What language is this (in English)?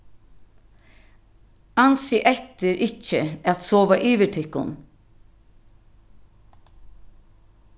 Faroese